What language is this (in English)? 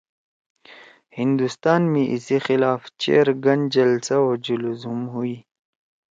Torwali